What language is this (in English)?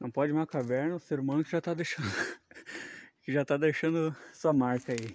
Portuguese